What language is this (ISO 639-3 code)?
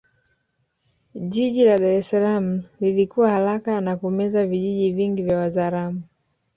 swa